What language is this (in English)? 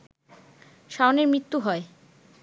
Bangla